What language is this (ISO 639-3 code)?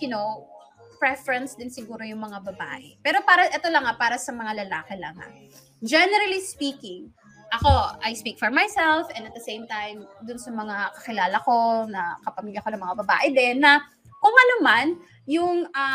fil